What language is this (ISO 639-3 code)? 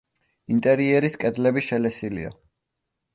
kat